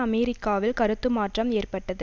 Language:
Tamil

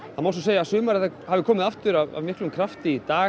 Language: Icelandic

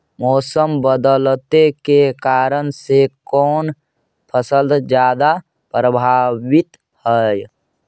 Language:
Magahi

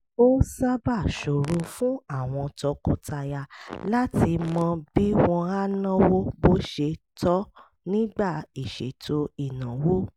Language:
Yoruba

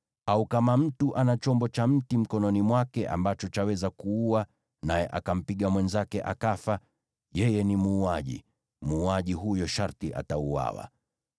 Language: Swahili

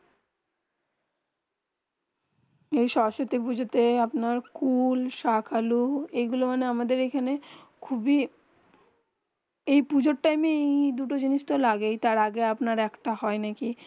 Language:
Bangla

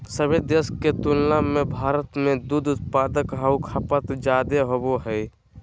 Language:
Magahi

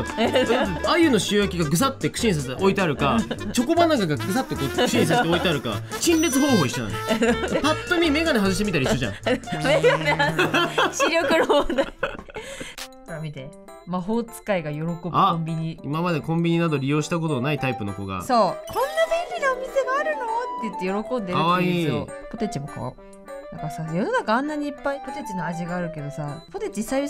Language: Japanese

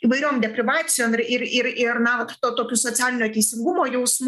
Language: Lithuanian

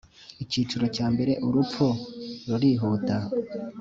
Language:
Kinyarwanda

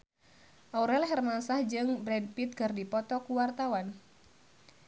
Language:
Sundanese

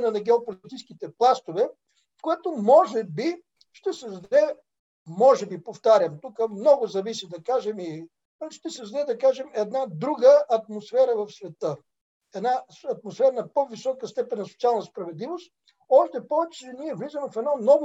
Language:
Bulgarian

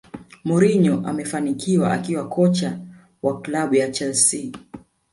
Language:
Swahili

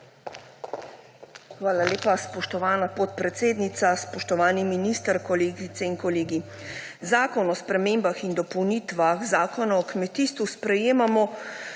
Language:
Slovenian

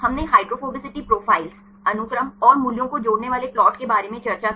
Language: Hindi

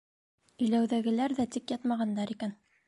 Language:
Bashkir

